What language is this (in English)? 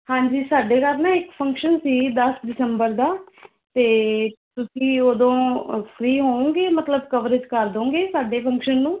Punjabi